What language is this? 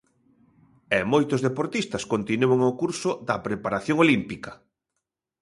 Galician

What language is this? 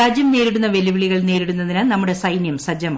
Malayalam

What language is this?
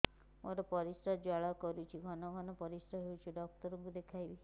Odia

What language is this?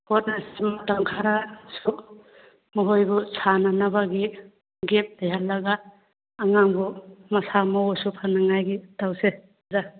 Manipuri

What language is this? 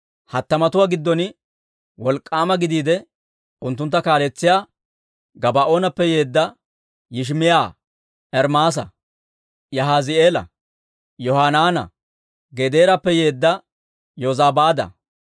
Dawro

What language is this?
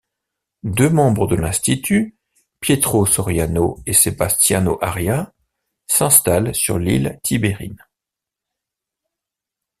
French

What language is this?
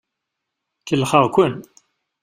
Kabyle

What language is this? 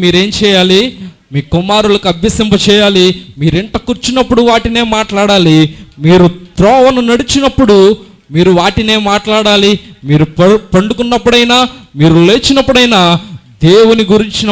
Indonesian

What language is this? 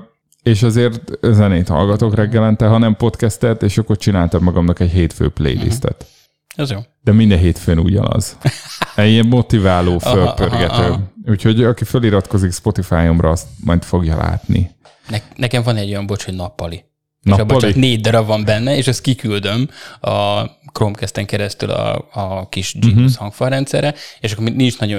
Hungarian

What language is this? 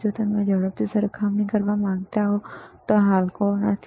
Gujarati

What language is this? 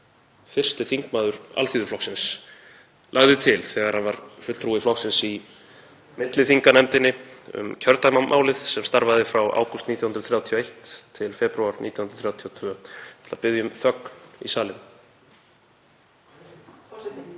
Icelandic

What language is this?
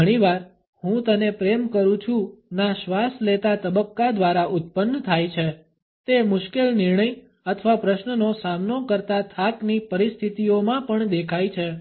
Gujarati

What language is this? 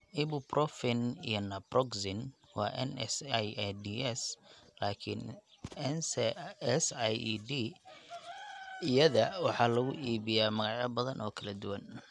Somali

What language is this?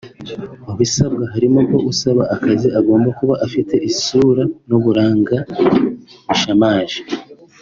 Kinyarwanda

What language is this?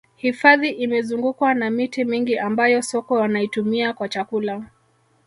Swahili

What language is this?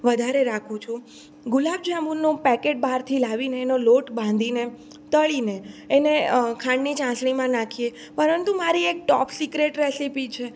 Gujarati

